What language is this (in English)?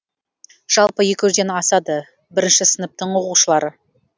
Kazakh